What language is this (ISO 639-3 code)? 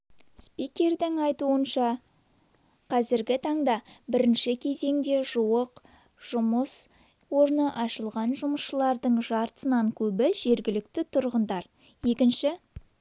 kaz